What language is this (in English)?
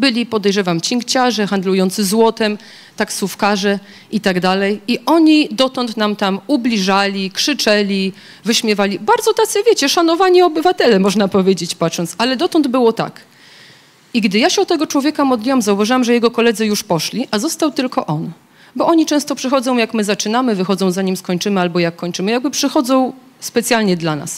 Polish